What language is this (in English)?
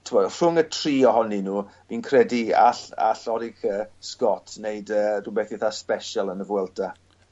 Welsh